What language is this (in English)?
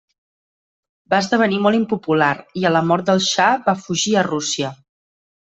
Catalan